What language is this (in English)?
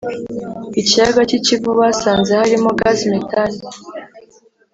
Kinyarwanda